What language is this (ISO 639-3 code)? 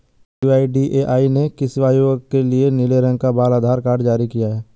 hin